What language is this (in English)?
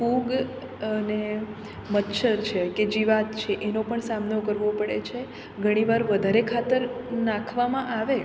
Gujarati